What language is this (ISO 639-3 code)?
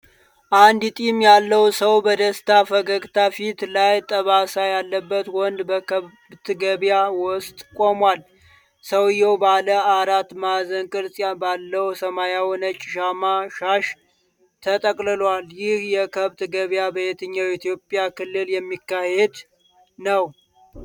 amh